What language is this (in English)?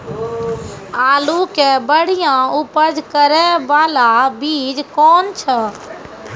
Maithili